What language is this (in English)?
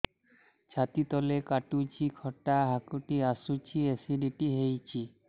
Odia